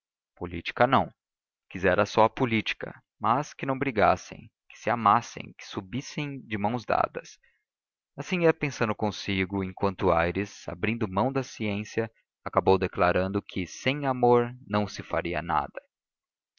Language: Portuguese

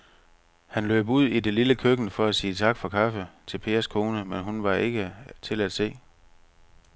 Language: Danish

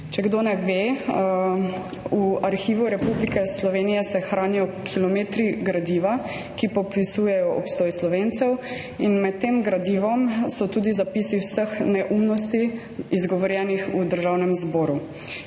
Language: Slovenian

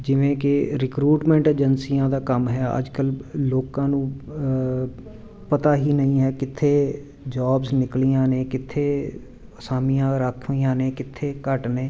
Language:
Punjabi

